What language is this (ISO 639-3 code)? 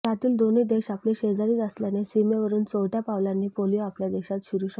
mar